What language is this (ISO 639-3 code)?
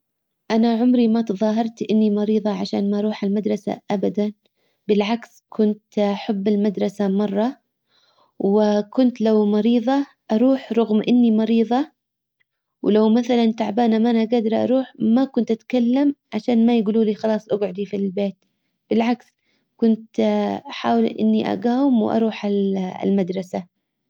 acw